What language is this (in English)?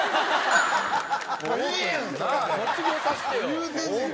Japanese